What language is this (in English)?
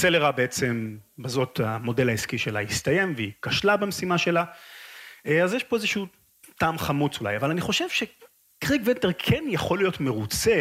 Hebrew